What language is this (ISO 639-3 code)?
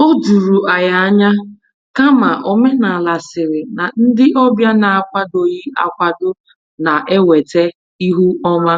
ibo